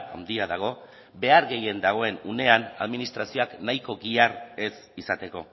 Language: Basque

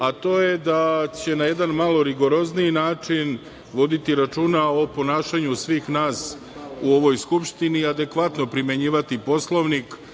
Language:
Serbian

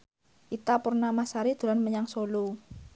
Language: Javanese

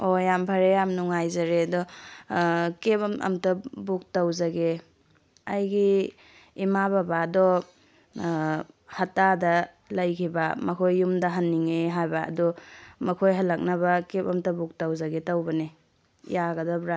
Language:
Manipuri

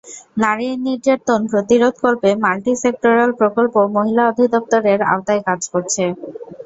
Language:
Bangla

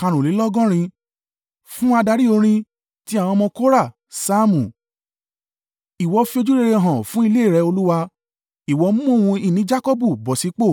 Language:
Yoruba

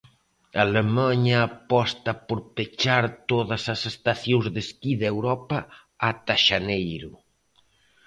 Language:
Galician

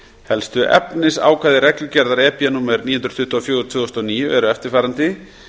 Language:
Icelandic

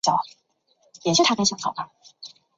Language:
Chinese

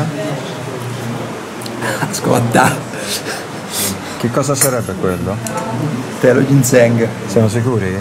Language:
Italian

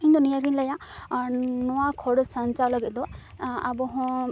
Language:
Santali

